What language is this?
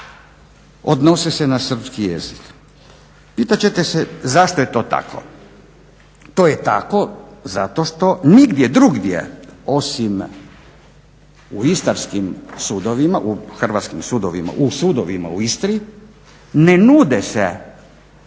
Croatian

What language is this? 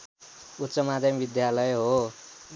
Nepali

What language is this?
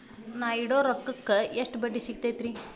Kannada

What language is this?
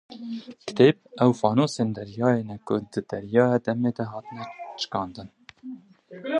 Kurdish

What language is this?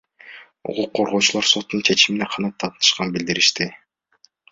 Kyrgyz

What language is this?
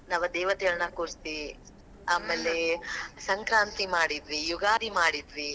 Kannada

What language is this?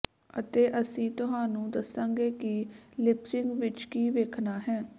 Punjabi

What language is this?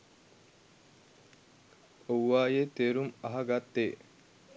Sinhala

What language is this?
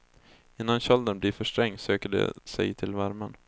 Swedish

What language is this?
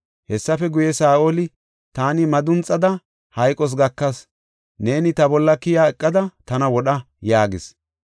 Gofa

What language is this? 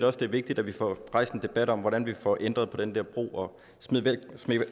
Danish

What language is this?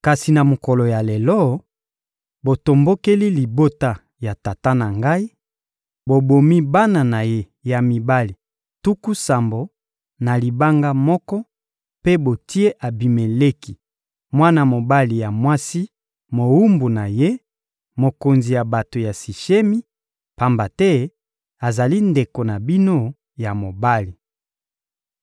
Lingala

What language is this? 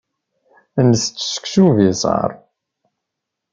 Kabyle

